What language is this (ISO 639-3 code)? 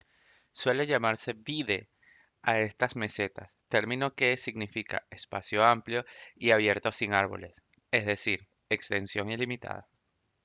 spa